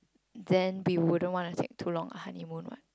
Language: English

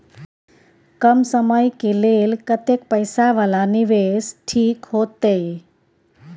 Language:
Maithili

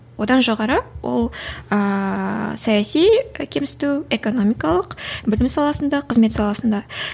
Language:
Kazakh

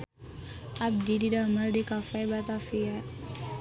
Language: Sundanese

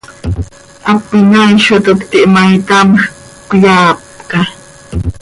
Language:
Seri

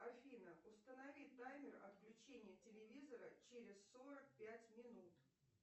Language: Russian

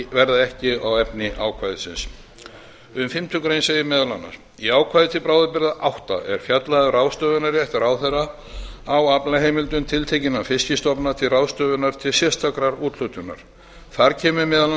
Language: Icelandic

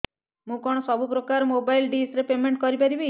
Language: Odia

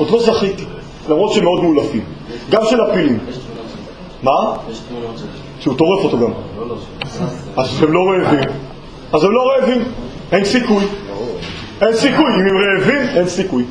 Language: Hebrew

